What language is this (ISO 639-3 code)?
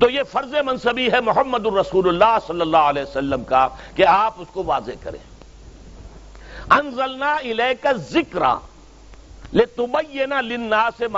urd